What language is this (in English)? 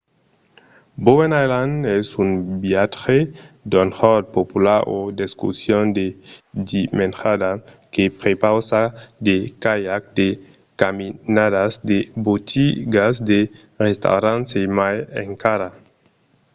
Occitan